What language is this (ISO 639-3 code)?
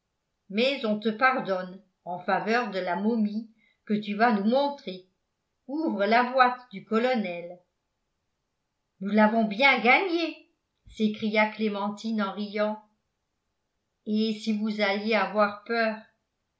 fra